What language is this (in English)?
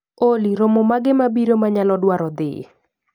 Luo (Kenya and Tanzania)